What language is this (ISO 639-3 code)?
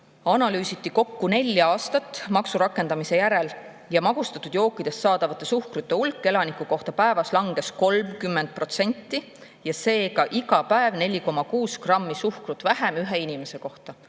est